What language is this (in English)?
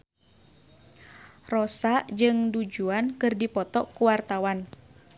Sundanese